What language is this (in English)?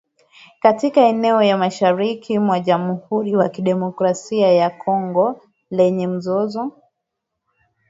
Swahili